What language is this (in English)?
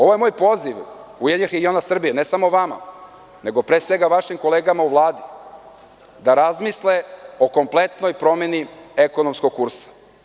Serbian